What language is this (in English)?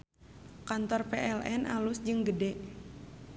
Sundanese